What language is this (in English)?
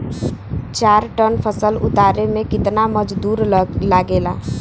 Bhojpuri